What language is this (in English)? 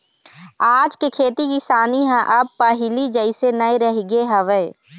Chhattisgarhi